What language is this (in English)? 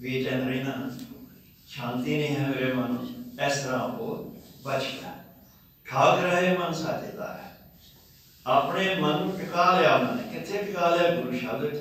Turkish